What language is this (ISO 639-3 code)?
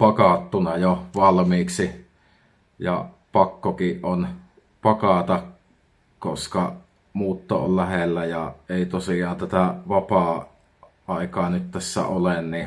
fin